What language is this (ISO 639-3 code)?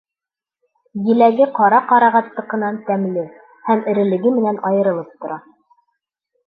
bak